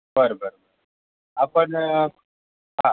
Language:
Marathi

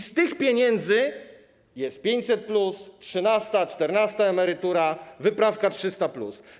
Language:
Polish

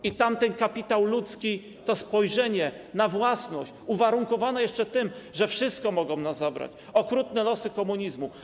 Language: Polish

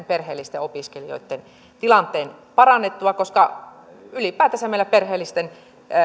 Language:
Finnish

